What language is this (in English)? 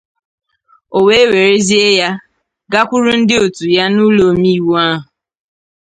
Igbo